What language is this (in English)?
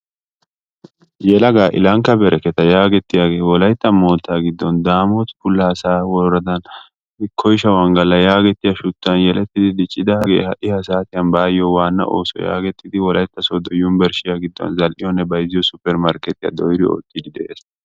Wolaytta